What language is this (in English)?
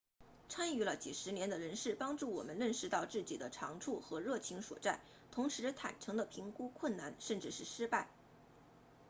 Chinese